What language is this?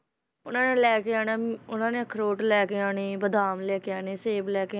Punjabi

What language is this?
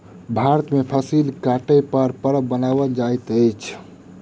Maithili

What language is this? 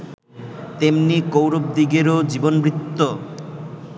Bangla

